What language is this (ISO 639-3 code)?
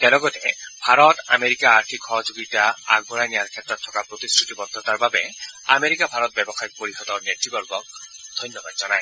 asm